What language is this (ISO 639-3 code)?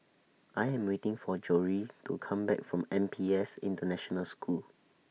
eng